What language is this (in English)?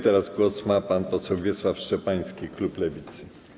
Polish